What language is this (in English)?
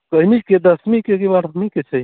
Maithili